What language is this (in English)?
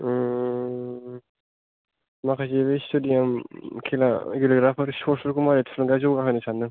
Bodo